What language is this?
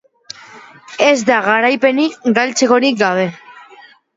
Basque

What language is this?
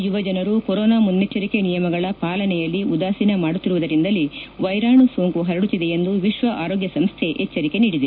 Kannada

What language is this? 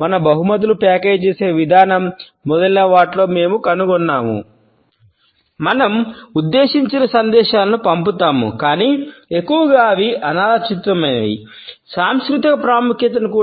Telugu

